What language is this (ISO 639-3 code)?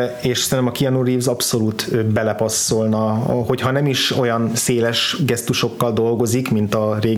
hun